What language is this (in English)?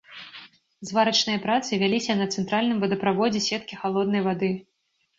Belarusian